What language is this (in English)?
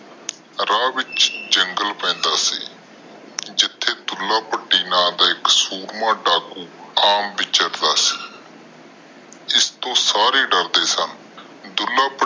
Punjabi